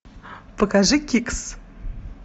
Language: Russian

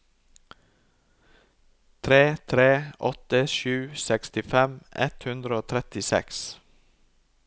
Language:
Norwegian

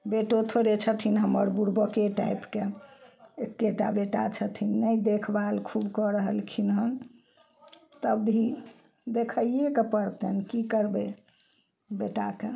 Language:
Maithili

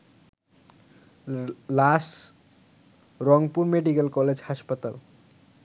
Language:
Bangla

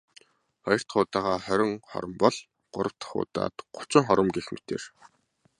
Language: Mongolian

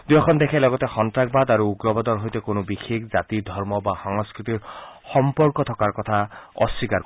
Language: Assamese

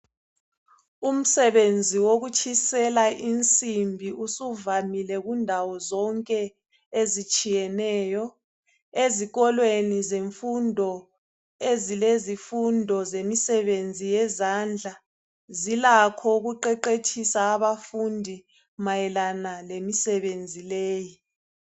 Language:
North Ndebele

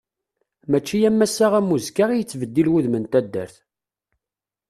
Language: Kabyle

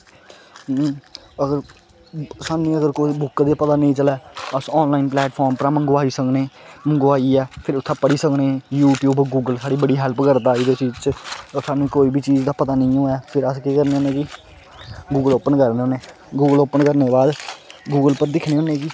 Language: Dogri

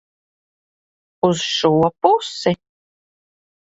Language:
Latvian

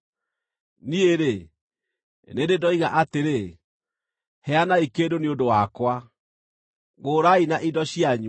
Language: Kikuyu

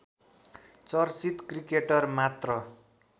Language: Nepali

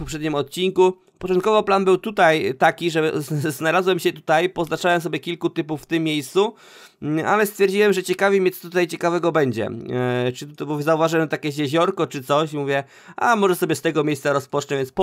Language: Polish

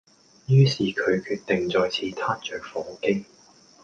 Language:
Cantonese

